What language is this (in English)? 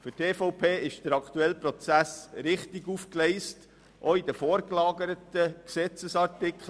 Swiss German